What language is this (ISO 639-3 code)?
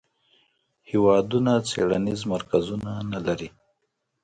pus